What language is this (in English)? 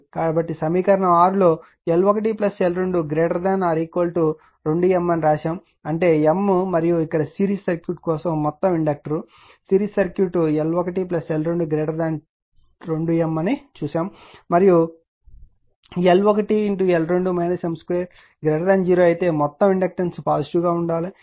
Telugu